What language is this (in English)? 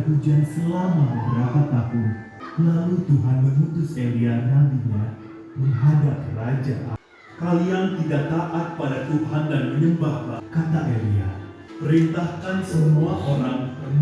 Indonesian